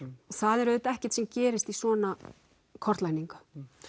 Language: Icelandic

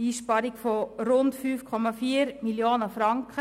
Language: Swiss German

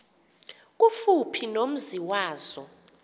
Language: Xhosa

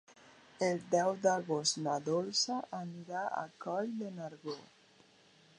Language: Catalan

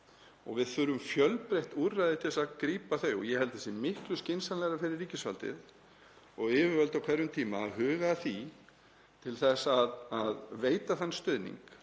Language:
Icelandic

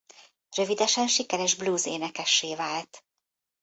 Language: Hungarian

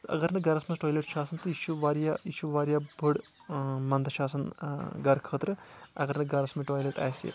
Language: Kashmiri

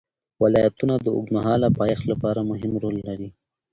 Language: Pashto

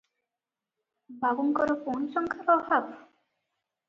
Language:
Odia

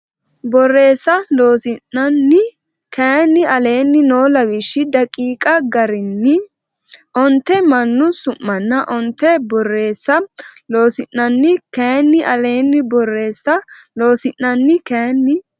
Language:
Sidamo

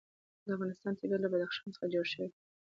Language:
Pashto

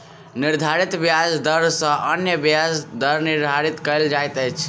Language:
Maithili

